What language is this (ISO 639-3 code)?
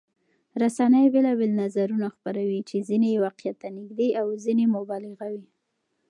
pus